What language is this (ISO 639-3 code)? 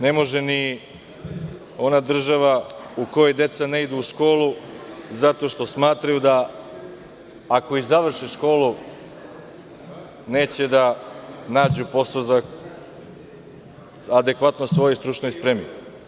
srp